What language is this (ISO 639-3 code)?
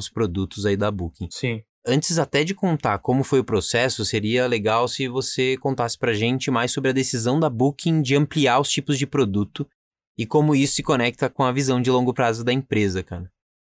por